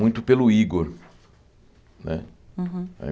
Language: Portuguese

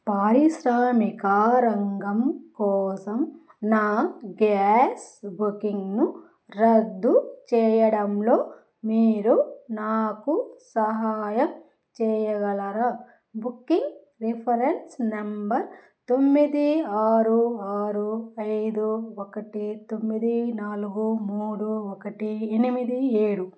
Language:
Telugu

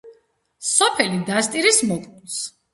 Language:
Georgian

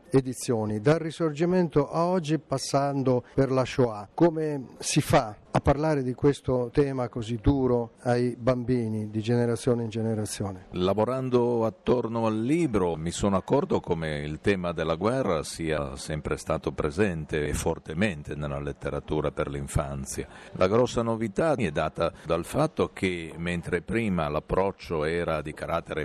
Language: Italian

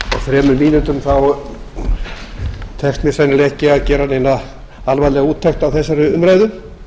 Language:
Icelandic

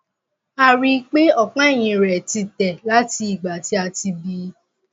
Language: Yoruba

